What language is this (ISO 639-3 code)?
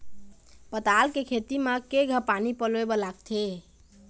hne